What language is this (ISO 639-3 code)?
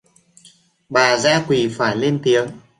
vie